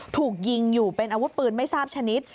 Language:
Thai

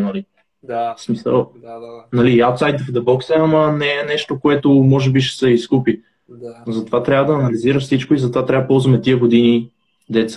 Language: Bulgarian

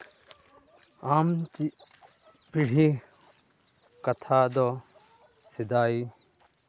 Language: Santali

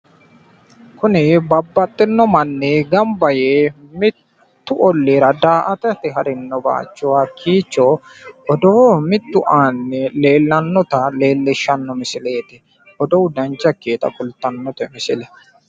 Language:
Sidamo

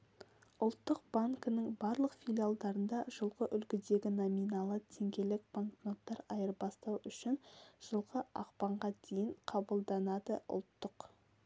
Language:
Kazakh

